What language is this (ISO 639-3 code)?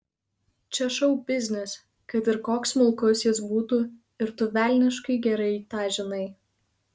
lit